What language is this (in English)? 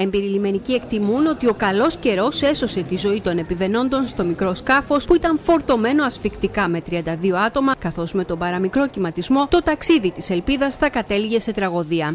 Greek